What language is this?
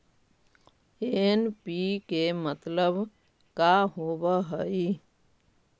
Magahi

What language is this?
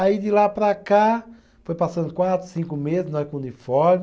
Portuguese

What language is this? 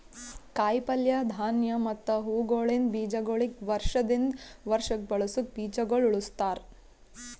Kannada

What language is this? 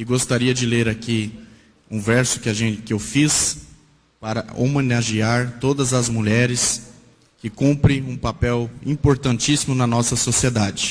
Portuguese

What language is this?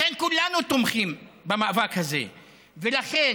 Hebrew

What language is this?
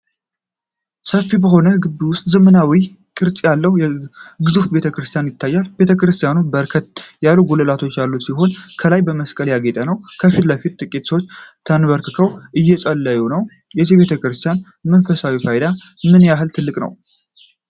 Amharic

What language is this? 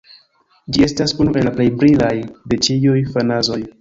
Esperanto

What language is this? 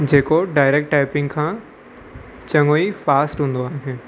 Sindhi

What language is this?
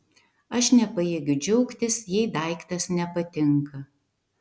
Lithuanian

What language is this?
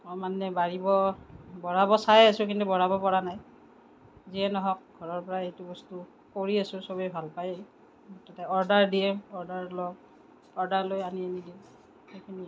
Assamese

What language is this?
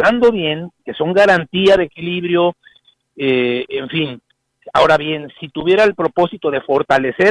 Spanish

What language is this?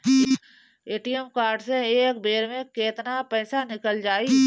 Bhojpuri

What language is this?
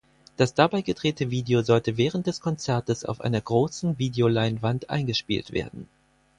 German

